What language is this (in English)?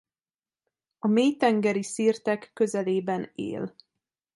Hungarian